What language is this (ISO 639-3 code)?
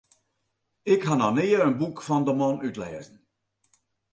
fry